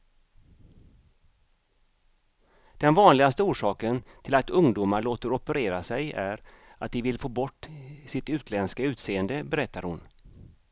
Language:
Swedish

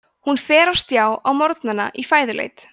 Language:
Icelandic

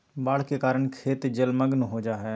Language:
Magahi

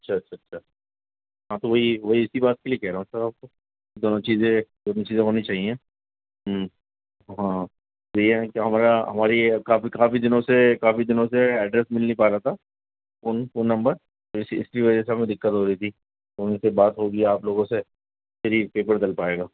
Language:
Urdu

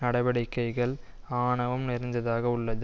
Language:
Tamil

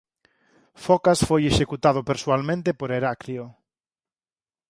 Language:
Galician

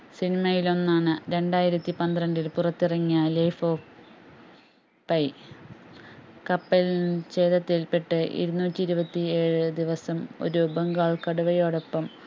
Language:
Malayalam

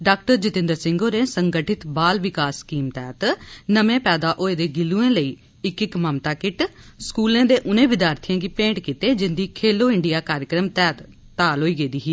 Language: Dogri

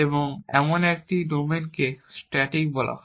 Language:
Bangla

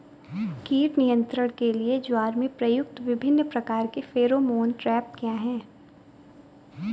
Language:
Hindi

